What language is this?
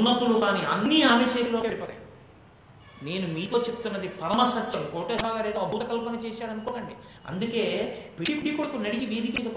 Telugu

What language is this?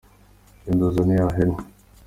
Kinyarwanda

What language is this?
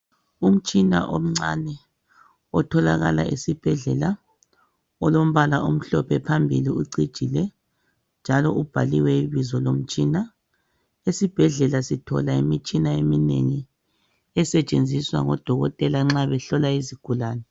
North Ndebele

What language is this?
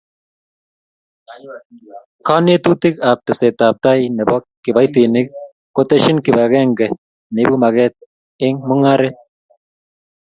Kalenjin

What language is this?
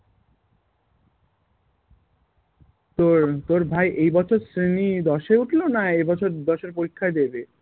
Bangla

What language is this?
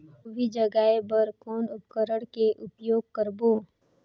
Chhattisgarhi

